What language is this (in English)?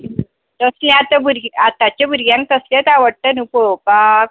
Konkani